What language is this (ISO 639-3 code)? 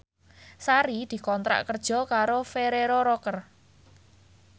jav